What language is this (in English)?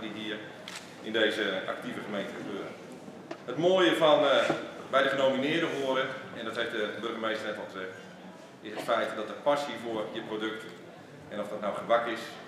Dutch